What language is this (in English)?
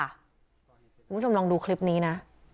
Thai